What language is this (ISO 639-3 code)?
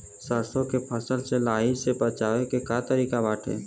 bho